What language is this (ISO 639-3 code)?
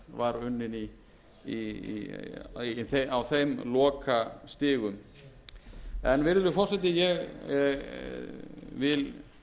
isl